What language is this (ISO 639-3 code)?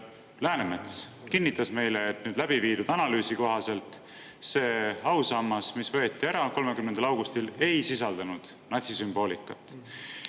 est